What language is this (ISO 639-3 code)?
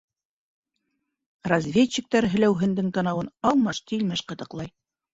bak